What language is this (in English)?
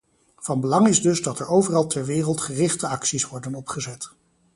Dutch